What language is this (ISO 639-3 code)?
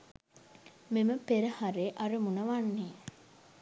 sin